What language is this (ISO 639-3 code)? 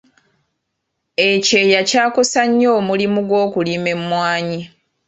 lug